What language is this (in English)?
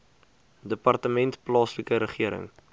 Afrikaans